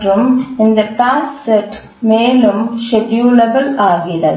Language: Tamil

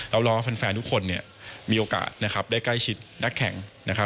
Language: Thai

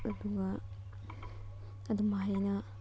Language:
Manipuri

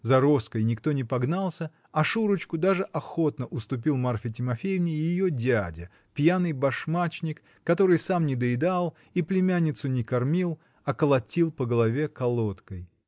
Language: Russian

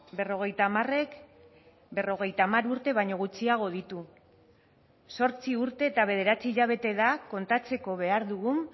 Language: Basque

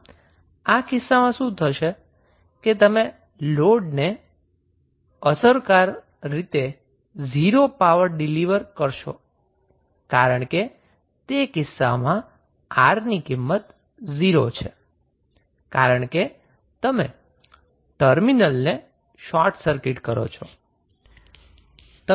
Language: Gujarati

